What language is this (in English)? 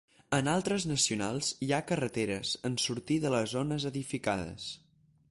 Catalan